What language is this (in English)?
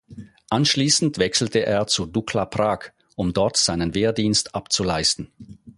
German